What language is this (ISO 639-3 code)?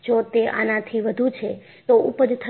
guj